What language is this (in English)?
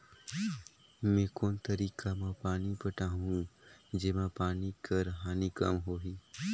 Chhattisgarhi